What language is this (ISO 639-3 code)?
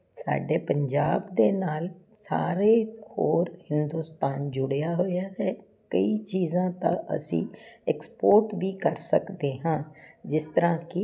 pan